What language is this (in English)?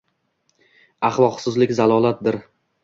Uzbek